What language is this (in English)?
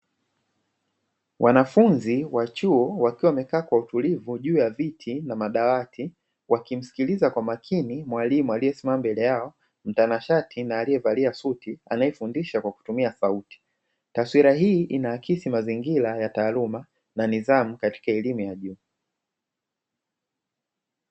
Swahili